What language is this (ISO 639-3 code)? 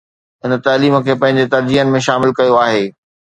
snd